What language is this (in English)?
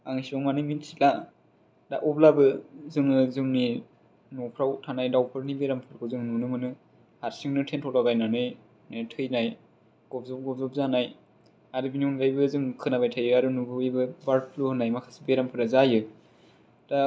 Bodo